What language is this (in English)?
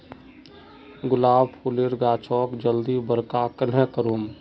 Magahi